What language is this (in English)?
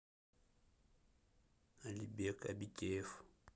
Russian